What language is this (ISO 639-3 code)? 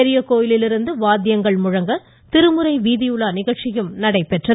tam